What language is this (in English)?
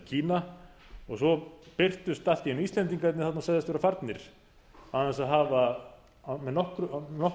Icelandic